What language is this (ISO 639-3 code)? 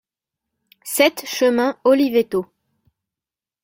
fra